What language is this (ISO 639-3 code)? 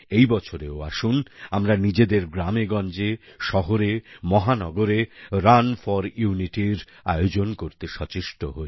ben